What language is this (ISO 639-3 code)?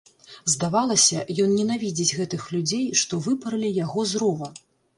bel